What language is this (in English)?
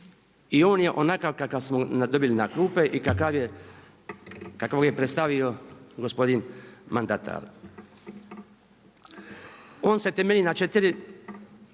Croatian